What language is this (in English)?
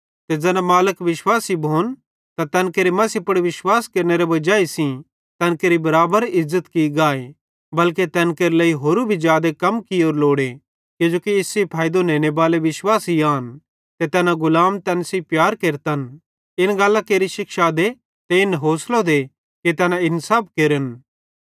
Bhadrawahi